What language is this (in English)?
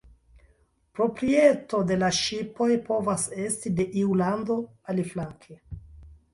Esperanto